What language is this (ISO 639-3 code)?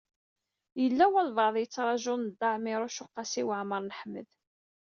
kab